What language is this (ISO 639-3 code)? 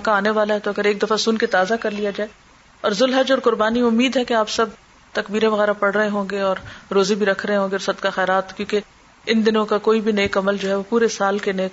urd